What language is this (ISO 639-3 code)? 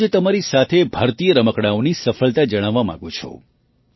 guj